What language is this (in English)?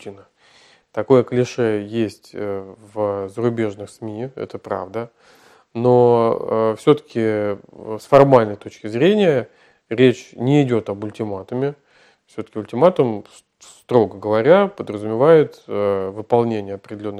Russian